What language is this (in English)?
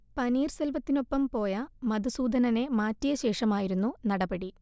Malayalam